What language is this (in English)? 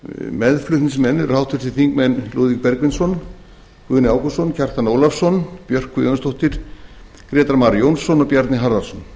Icelandic